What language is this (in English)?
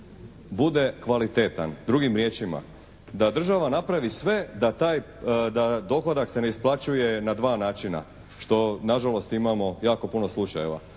Croatian